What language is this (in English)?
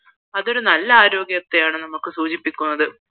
Malayalam